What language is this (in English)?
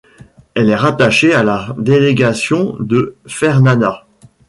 French